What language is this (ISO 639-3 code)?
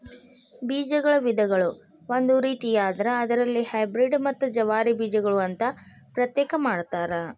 kan